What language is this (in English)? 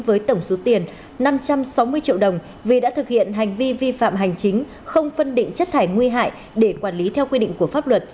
Vietnamese